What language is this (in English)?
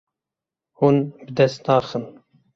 Kurdish